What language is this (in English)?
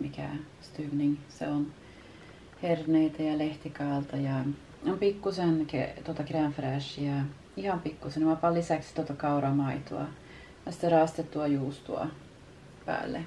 Finnish